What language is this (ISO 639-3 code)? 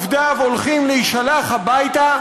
heb